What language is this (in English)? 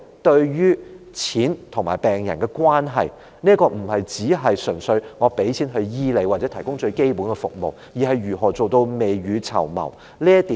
Cantonese